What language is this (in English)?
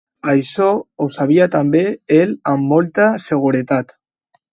Catalan